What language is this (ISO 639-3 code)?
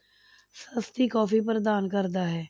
pan